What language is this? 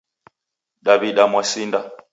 Taita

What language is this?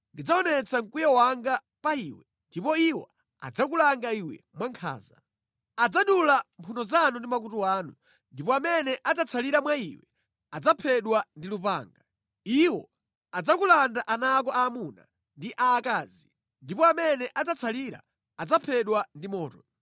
Nyanja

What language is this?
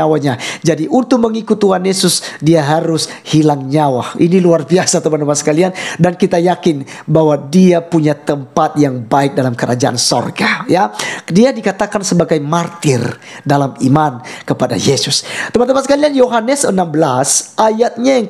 Indonesian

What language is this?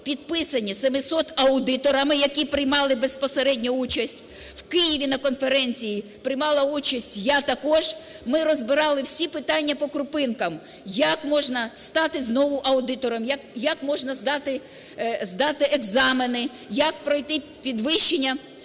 Ukrainian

